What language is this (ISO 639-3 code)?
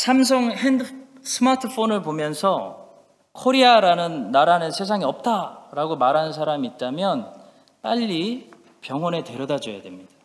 kor